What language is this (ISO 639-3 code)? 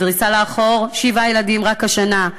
heb